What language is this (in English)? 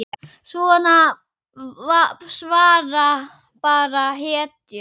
Icelandic